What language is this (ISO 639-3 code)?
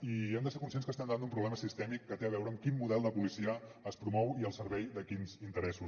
cat